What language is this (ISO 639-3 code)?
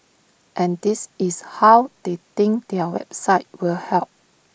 eng